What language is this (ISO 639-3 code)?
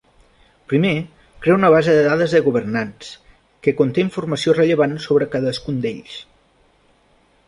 cat